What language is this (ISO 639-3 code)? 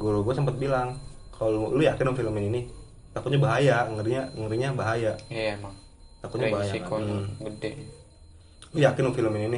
ind